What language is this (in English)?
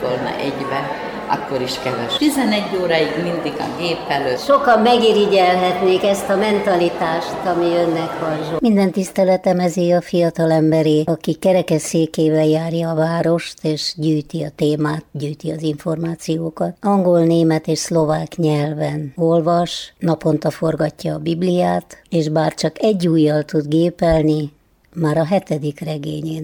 Hungarian